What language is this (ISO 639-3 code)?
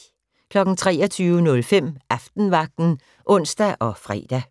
dan